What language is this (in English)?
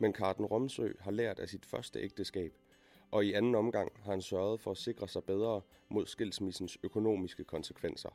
Danish